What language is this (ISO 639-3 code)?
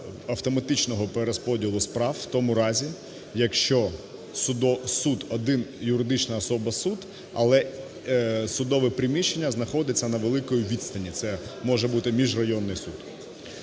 ukr